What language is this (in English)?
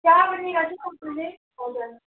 Nepali